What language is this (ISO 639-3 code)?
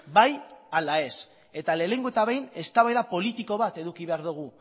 eus